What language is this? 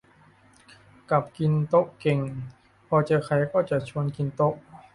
Thai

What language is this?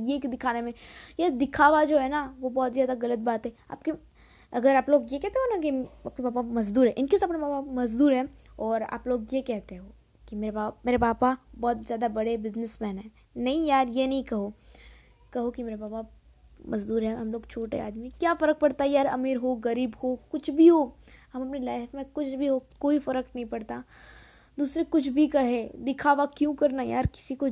Hindi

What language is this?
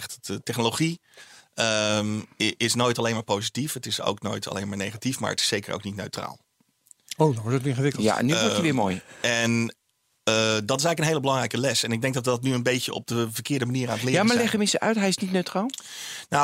Dutch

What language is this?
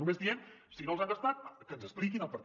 Catalan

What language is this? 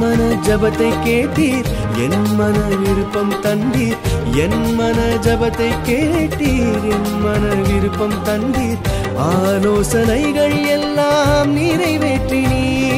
Urdu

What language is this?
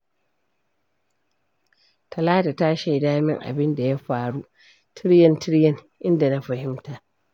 Hausa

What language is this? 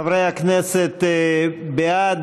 Hebrew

